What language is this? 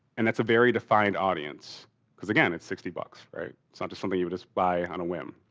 English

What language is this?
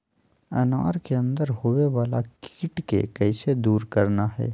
Magahi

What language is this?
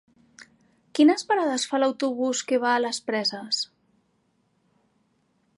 Catalan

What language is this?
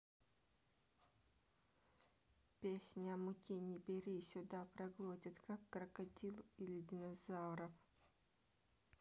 Russian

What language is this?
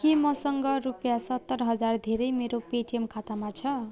Nepali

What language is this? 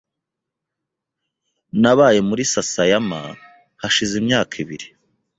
Kinyarwanda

